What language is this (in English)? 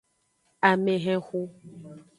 Aja (Benin)